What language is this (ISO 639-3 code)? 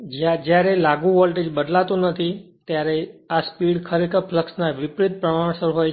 guj